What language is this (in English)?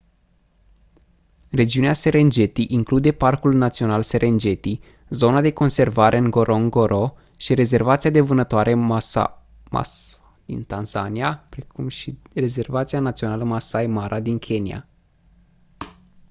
Romanian